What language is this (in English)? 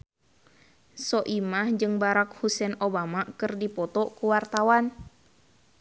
Sundanese